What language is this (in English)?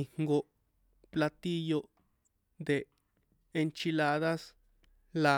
San Juan Atzingo Popoloca